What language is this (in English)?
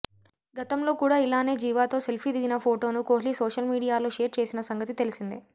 Telugu